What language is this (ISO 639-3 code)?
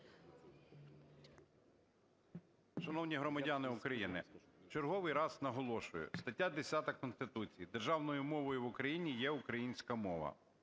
ukr